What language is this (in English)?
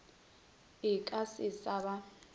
Northern Sotho